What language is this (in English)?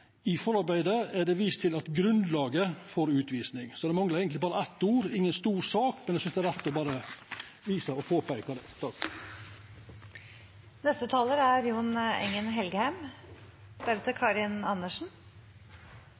Norwegian